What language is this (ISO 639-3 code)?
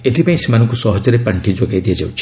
ori